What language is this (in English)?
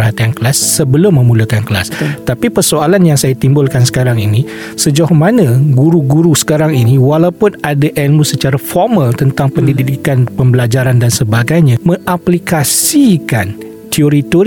Malay